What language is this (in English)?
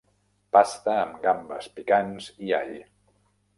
Catalan